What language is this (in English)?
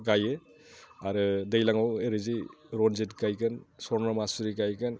Bodo